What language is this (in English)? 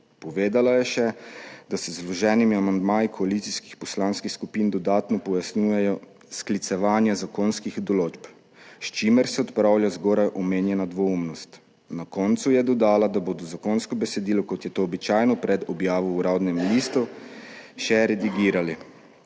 Slovenian